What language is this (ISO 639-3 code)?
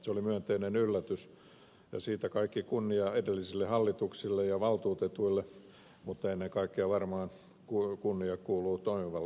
fin